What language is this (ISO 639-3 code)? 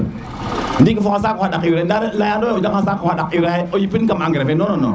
srr